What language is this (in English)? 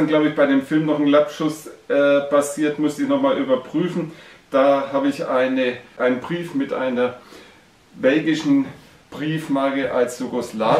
German